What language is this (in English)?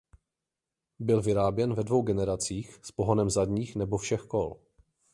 Czech